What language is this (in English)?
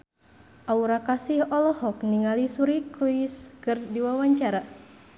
Sundanese